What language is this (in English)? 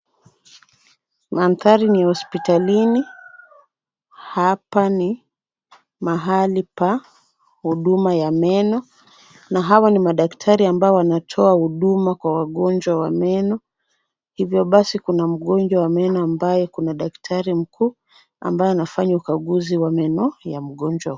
Swahili